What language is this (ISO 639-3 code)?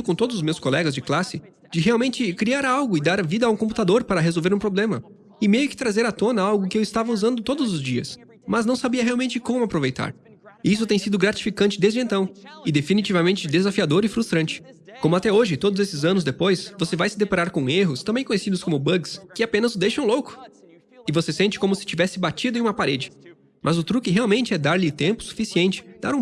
por